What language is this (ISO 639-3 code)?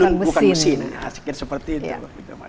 ind